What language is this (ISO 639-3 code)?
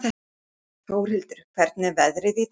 isl